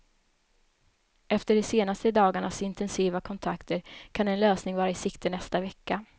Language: Swedish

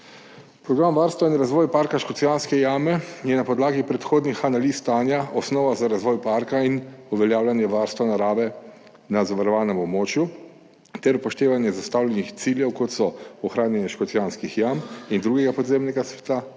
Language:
Slovenian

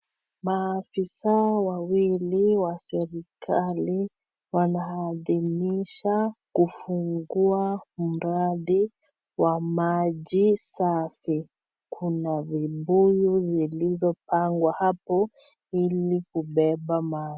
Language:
Swahili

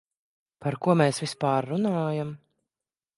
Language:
Latvian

